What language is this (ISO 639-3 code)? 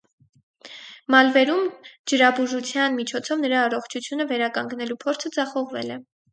hye